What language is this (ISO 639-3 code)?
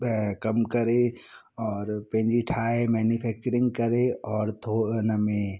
snd